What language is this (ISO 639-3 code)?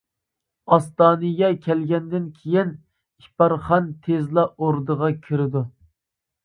uig